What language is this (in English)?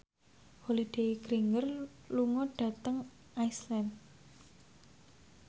Javanese